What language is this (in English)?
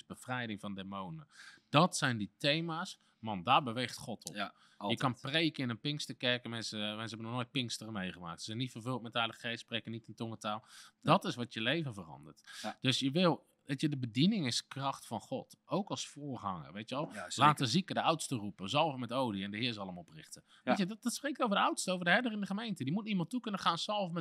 Dutch